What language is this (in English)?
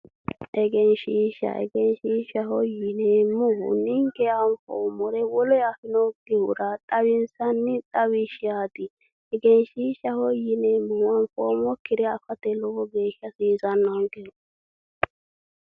Sidamo